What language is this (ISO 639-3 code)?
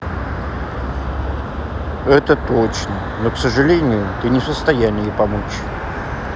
rus